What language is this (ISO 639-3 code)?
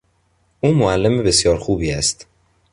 fas